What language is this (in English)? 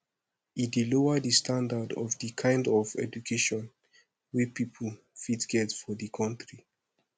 Nigerian Pidgin